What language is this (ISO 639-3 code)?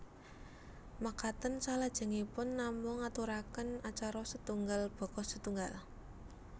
jav